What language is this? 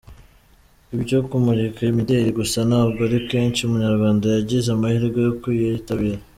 Kinyarwanda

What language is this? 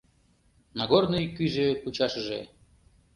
Mari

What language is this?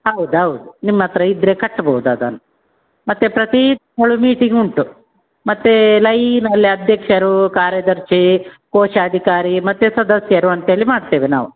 Kannada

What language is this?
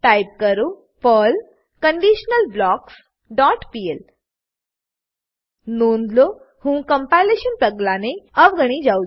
Gujarati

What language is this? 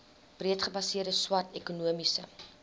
Afrikaans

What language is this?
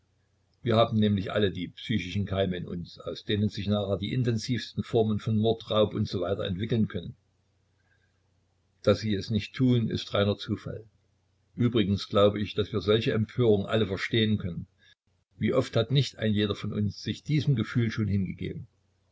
German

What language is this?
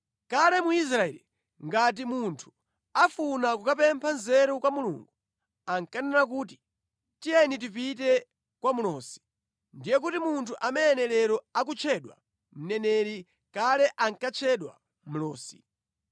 Nyanja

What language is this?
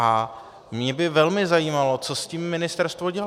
Czech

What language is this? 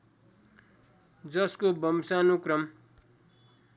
Nepali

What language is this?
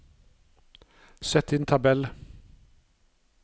Norwegian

